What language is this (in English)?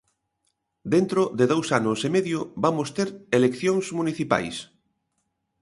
Galician